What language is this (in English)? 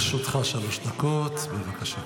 Hebrew